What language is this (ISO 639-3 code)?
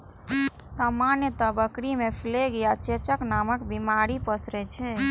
mai